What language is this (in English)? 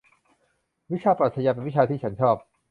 Thai